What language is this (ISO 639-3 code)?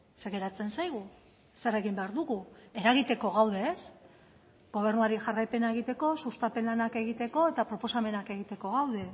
eus